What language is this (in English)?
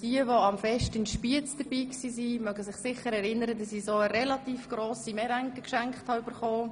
Swiss German